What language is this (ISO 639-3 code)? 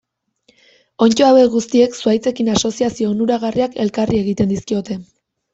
eus